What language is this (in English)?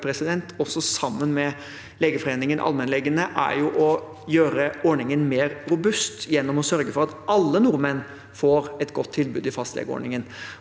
Norwegian